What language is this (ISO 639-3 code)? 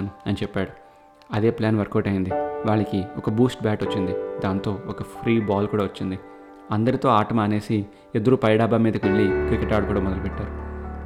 tel